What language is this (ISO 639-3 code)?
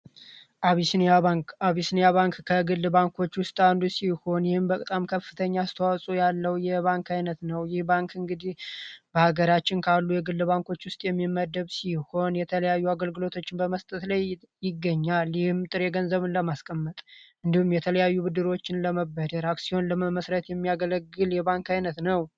amh